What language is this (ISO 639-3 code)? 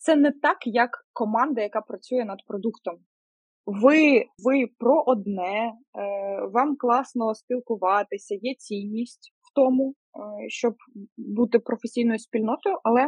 ukr